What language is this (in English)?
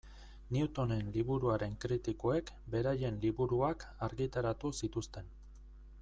Basque